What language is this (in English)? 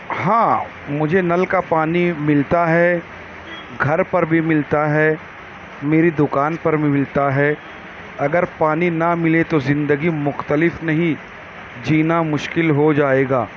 Urdu